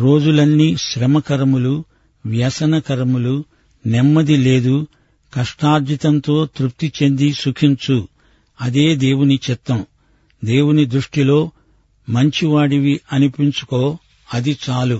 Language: Telugu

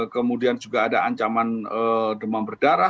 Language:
Indonesian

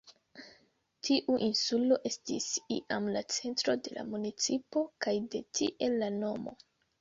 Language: Esperanto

